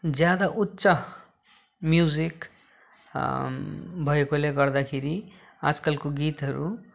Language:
Nepali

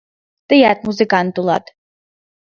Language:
Mari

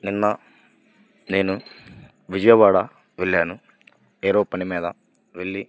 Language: Telugu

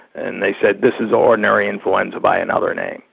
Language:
English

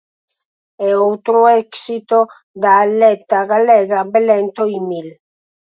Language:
Galician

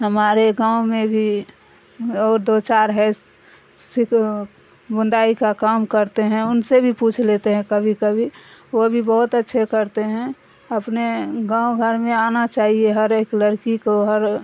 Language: Urdu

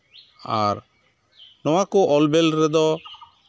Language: Santali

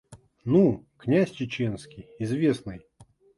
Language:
Russian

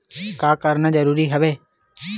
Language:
Chhattisgarhi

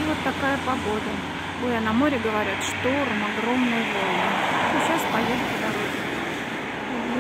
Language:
Russian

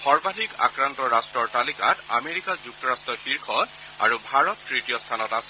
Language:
Assamese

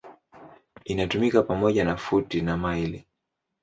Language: Swahili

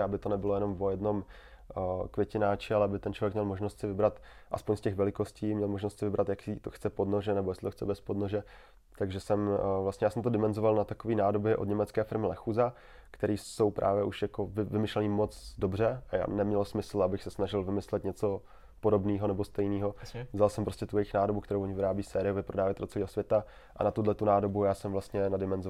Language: Czech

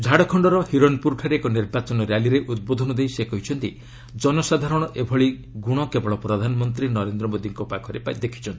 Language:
Odia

